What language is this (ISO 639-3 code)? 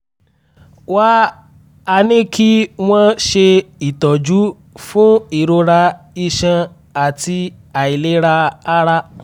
yor